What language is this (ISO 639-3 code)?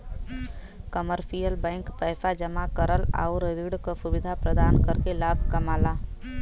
bho